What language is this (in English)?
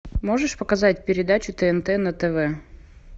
Russian